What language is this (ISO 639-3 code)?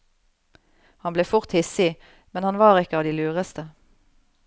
nor